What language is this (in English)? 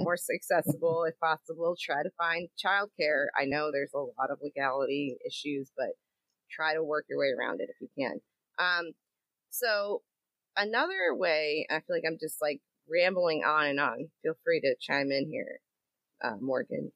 English